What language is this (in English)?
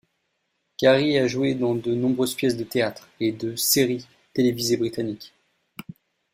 French